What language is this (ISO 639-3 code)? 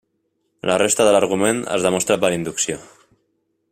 cat